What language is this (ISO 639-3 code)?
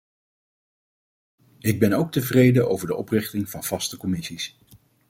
nld